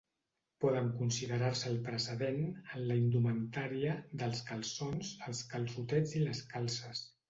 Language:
Catalan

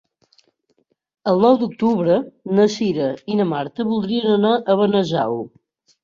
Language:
Catalan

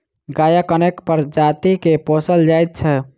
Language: Maithili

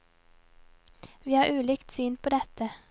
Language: Norwegian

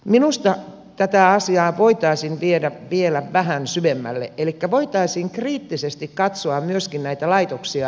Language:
Finnish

